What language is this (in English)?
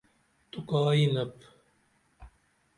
Dameli